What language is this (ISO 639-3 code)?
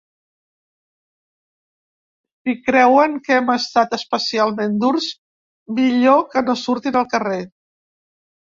cat